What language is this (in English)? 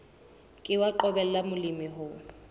Southern Sotho